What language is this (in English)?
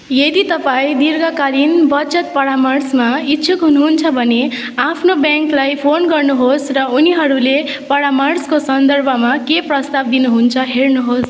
Nepali